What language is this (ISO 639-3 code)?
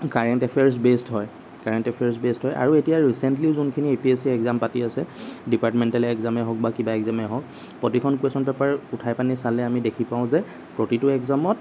asm